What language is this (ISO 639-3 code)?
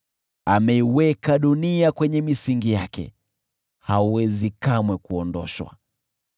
swa